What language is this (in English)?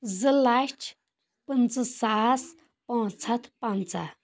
Kashmiri